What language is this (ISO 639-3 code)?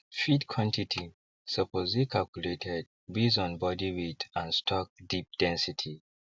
pcm